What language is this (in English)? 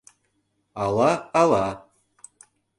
Mari